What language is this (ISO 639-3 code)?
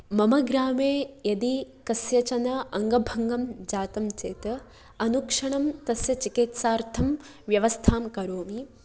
san